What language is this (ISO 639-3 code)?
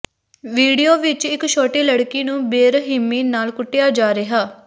pan